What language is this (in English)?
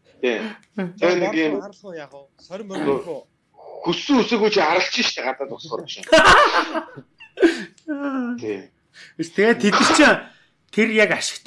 Turkish